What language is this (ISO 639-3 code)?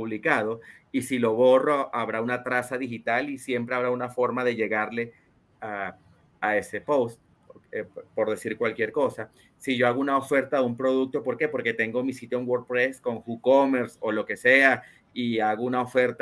spa